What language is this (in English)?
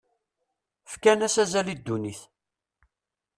Kabyle